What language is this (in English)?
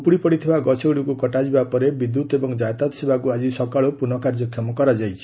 Odia